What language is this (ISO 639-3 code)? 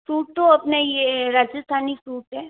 hin